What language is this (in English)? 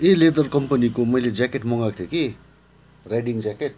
Nepali